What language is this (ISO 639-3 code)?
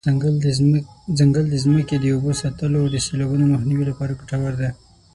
pus